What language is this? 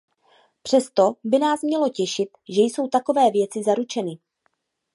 Czech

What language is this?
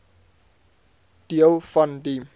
Afrikaans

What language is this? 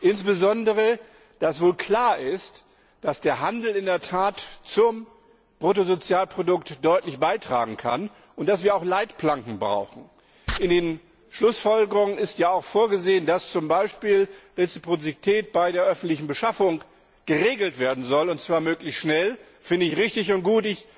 German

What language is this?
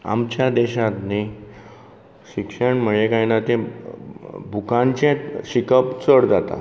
Konkani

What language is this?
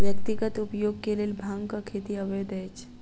Maithili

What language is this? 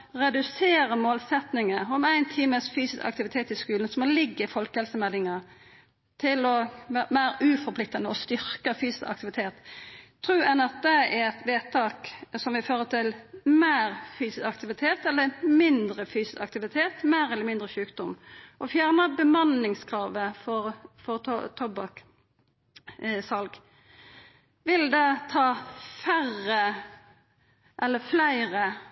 Norwegian Nynorsk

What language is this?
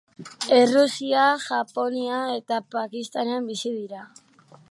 Basque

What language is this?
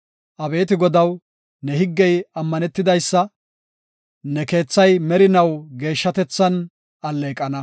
Gofa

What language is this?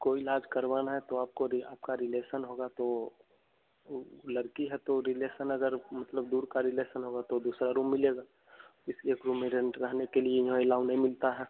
Hindi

